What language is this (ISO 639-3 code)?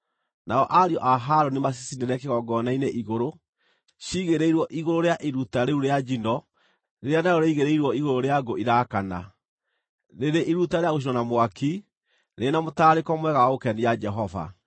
kik